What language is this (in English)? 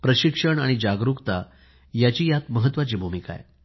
Marathi